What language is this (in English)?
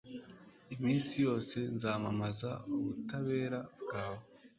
Kinyarwanda